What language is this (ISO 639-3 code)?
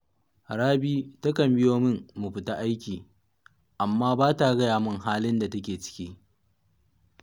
hau